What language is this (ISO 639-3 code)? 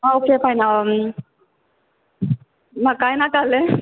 kok